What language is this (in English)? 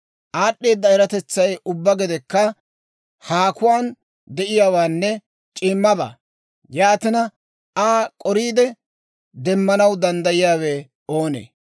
Dawro